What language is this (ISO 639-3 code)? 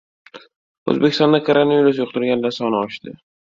uzb